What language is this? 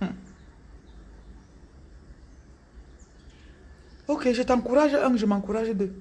French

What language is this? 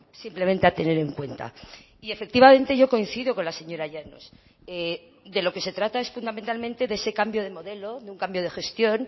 Spanish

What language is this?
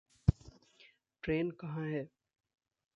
Hindi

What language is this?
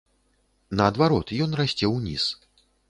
Belarusian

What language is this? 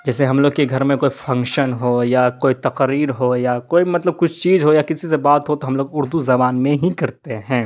Urdu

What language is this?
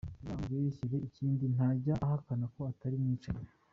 Kinyarwanda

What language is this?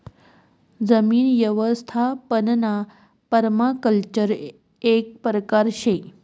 Marathi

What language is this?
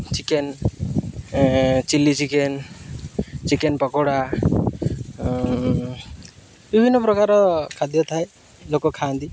Odia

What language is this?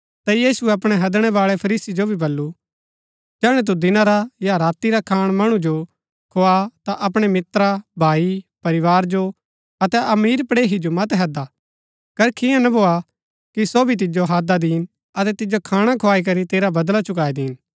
Gaddi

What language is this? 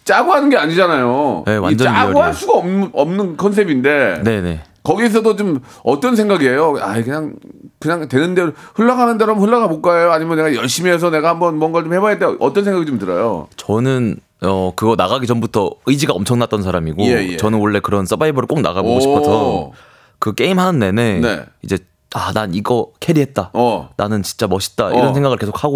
Korean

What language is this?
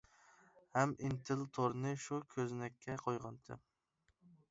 Uyghur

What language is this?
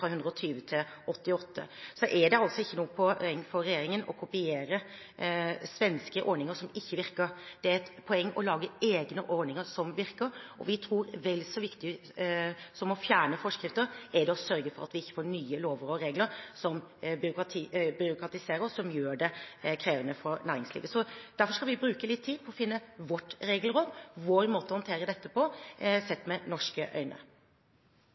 Norwegian Bokmål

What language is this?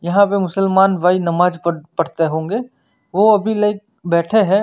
Hindi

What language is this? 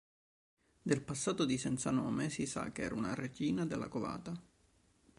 Italian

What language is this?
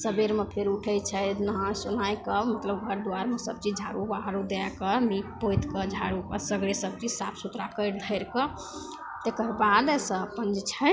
Maithili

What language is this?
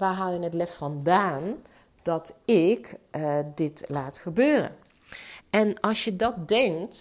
Dutch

